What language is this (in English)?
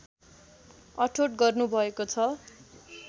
Nepali